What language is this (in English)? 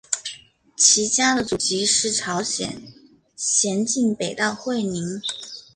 Chinese